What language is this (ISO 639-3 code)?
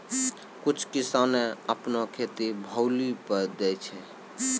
mai